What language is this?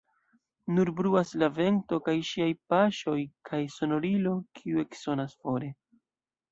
Esperanto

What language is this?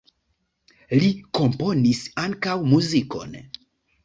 Esperanto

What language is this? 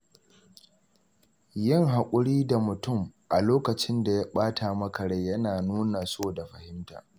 Hausa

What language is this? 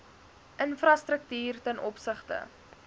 Afrikaans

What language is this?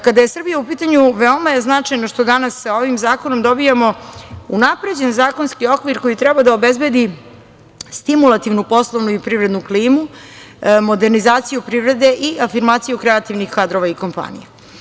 Serbian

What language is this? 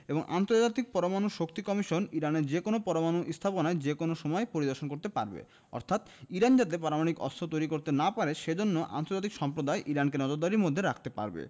Bangla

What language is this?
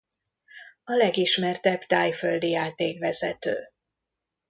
Hungarian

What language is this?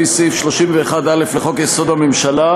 Hebrew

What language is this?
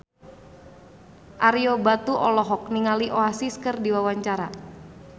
Sundanese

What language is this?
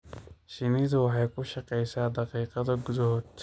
Somali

